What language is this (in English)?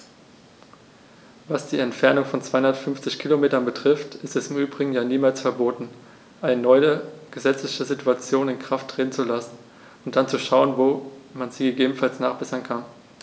German